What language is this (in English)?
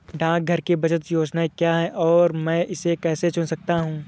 Hindi